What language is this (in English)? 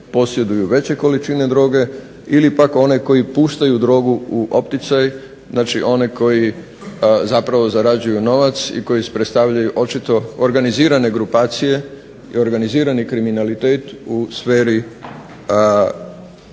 Croatian